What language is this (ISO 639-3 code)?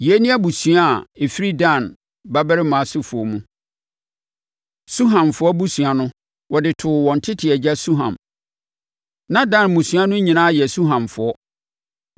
aka